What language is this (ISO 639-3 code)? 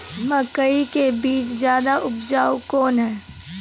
mai